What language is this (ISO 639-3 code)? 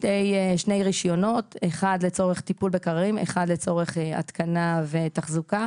heb